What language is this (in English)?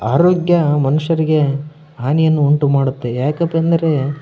Kannada